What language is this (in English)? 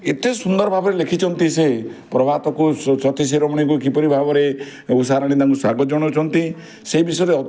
Odia